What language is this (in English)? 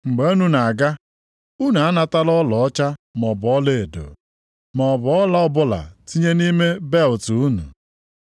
Igbo